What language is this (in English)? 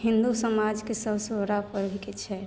Maithili